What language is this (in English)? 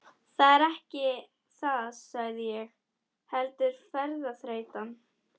Icelandic